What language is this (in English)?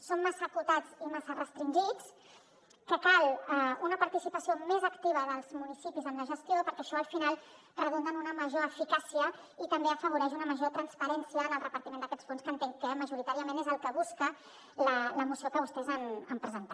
Catalan